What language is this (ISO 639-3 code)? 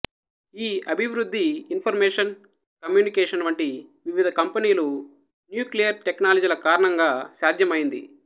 tel